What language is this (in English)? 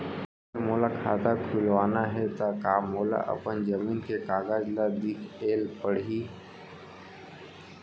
Chhattisgarhi